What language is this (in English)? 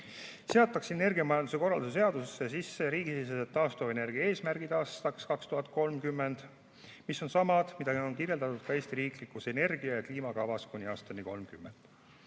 Estonian